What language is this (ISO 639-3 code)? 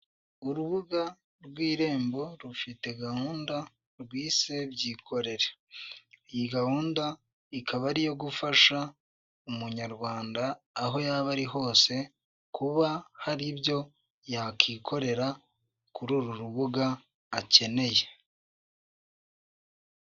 kin